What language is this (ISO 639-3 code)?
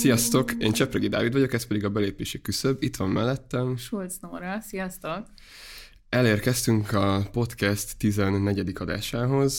hun